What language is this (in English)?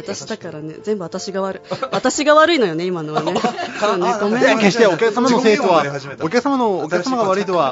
Japanese